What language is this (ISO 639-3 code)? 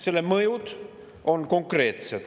est